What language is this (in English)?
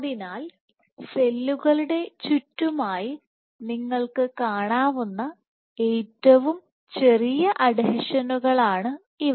Malayalam